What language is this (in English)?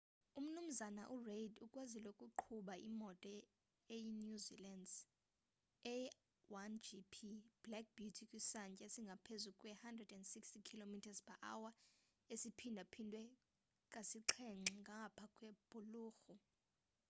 Xhosa